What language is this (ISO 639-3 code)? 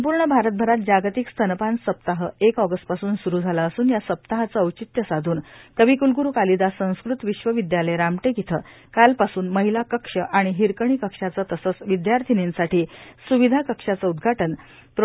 mar